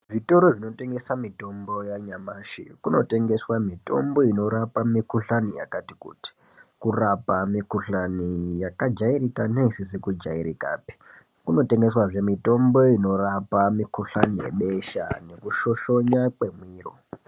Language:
Ndau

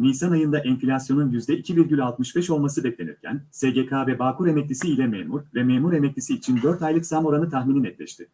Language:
Turkish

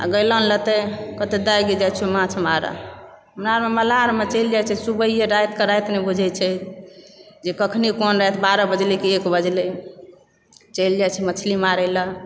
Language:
Maithili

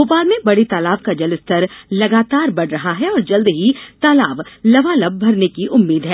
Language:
Hindi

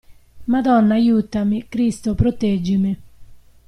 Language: Italian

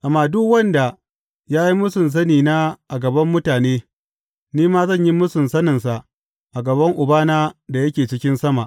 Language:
Hausa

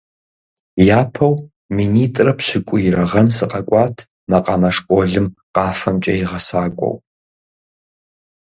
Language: Kabardian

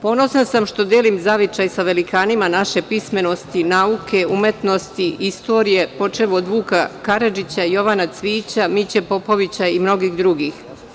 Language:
Serbian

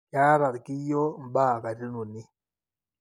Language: Masai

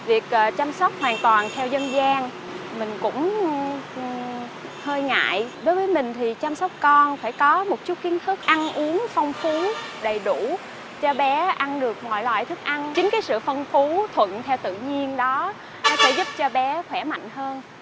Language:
Vietnamese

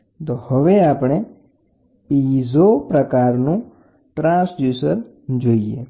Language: Gujarati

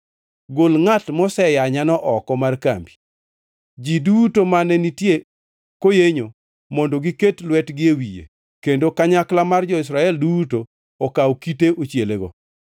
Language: Luo (Kenya and Tanzania)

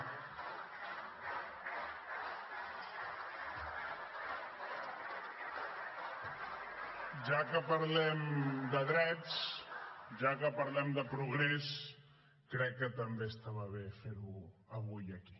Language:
Catalan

